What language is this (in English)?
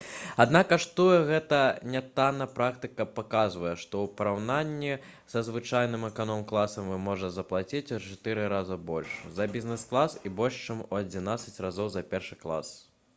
Belarusian